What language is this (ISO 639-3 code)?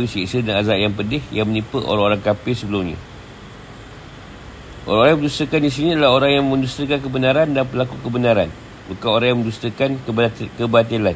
msa